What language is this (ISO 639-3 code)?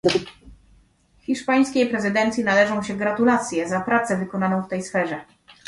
pol